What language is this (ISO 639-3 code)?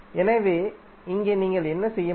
tam